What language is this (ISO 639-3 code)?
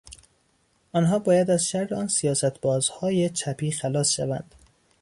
fas